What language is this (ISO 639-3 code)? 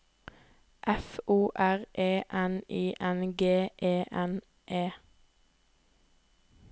nor